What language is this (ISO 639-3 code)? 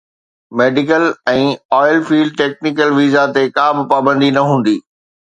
snd